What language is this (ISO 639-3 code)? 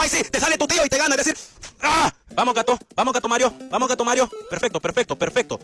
spa